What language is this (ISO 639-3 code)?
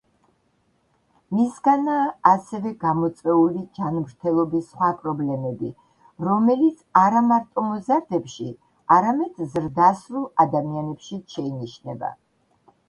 kat